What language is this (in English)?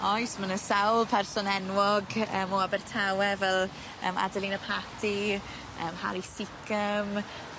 Welsh